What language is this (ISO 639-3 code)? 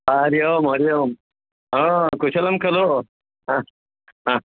san